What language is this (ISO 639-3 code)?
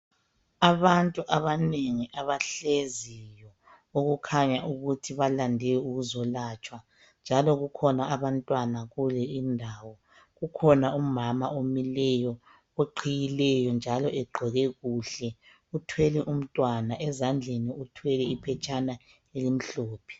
nde